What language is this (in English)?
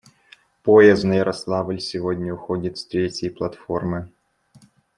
Russian